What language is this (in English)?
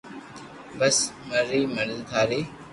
Loarki